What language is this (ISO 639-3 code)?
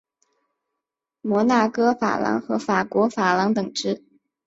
zho